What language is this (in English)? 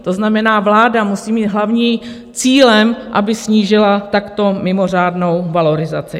Czech